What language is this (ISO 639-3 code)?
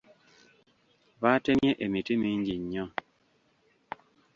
lug